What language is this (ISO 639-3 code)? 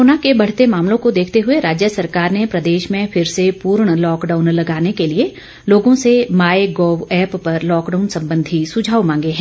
hin